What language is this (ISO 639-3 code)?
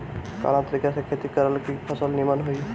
bho